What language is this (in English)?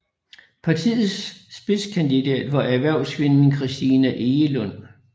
Danish